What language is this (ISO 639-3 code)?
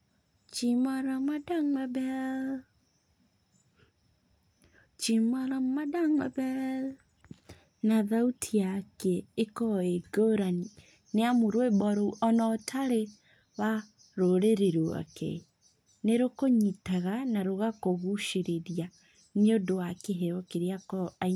kik